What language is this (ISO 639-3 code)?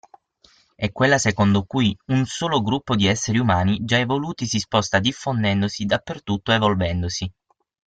ita